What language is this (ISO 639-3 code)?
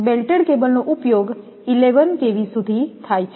guj